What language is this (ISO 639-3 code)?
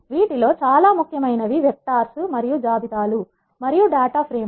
tel